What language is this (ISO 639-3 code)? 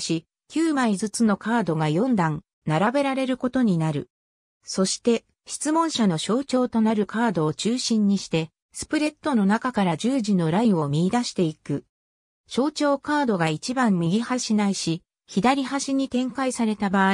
jpn